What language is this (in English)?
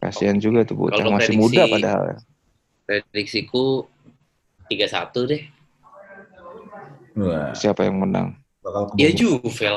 Indonesian